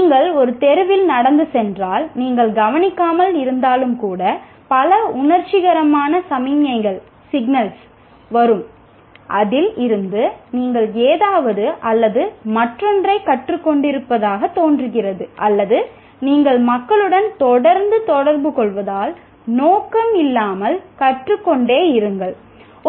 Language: Tamil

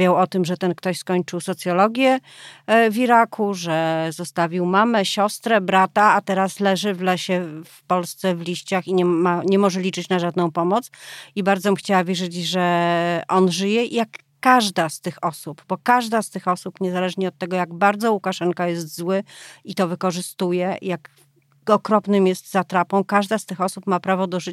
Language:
Polish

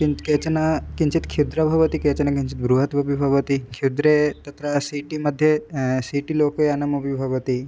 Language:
Sanskrit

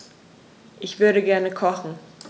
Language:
German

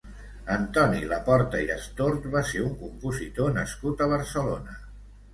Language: Catalan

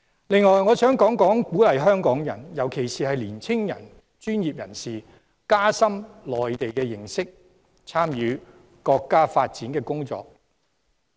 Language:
Cantonese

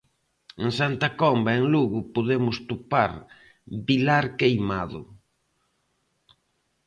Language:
Galician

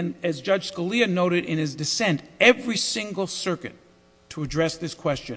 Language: English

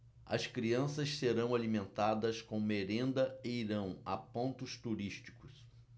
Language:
Portuguese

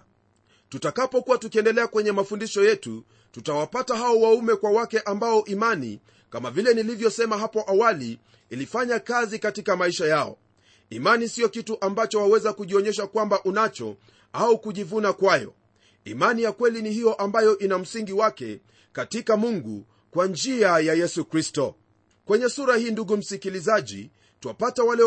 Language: Swahili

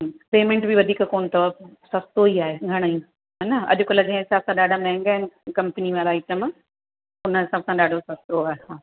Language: Sindhi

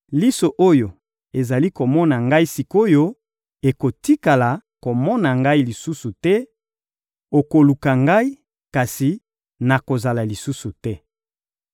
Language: Lingala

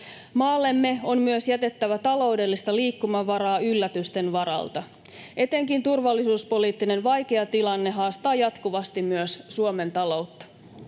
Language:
Finnish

